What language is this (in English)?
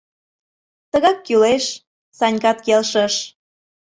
Mari